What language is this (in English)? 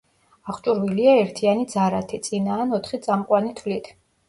Georgian